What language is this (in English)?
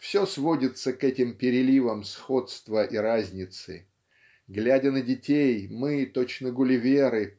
Russian